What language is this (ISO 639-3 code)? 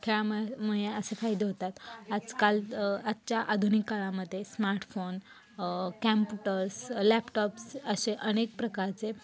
mar